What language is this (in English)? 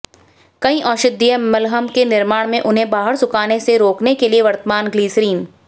Hindi